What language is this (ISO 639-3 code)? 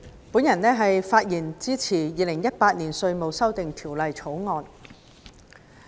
yue